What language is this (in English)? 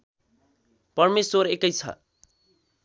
Nepali